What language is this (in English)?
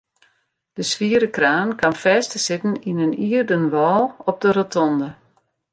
Western Frisian